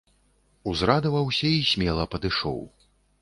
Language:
Belarusian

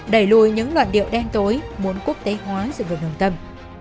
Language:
Vietnamese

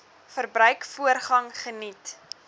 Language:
Afrikaans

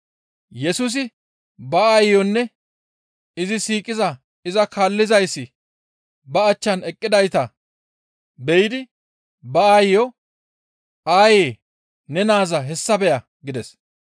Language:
Gamo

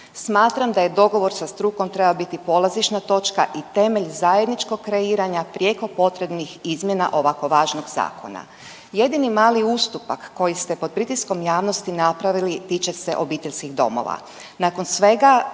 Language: Croatian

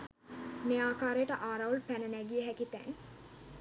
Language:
Sinhala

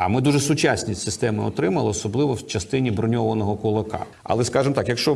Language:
Ukrainian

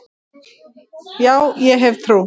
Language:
Icelandic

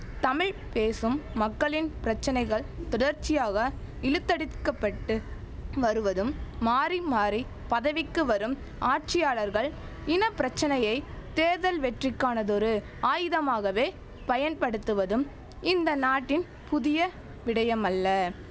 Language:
Tamil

